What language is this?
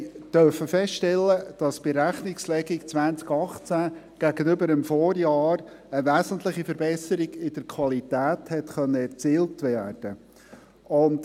Swiss German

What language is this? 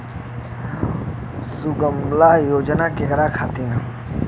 Bhojpuri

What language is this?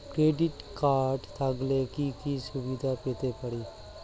Bangla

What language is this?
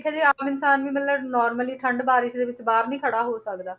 Punjabi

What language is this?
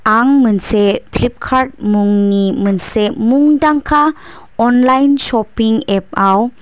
Bodo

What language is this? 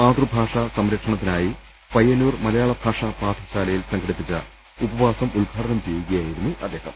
Malayalam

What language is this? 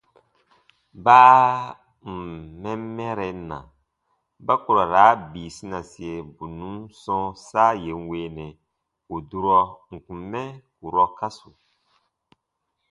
Baatonum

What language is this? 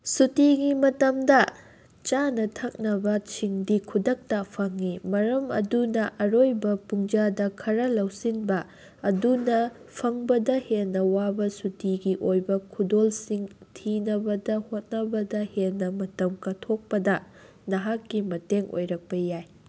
Manipuri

